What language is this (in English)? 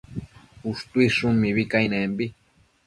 Matsés